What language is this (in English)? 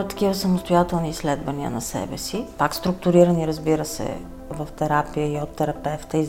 Bulgarian